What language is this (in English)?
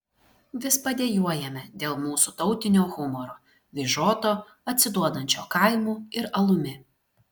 Lithuanian